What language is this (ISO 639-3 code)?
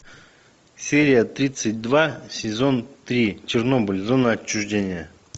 rus